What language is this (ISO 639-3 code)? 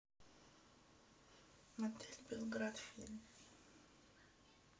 rus